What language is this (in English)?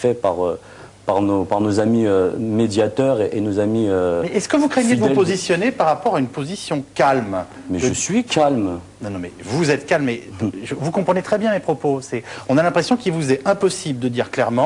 French